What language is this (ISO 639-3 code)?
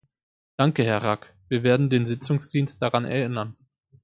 deu